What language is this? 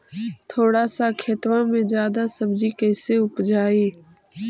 Magahi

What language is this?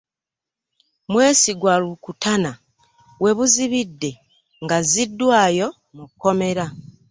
Ganda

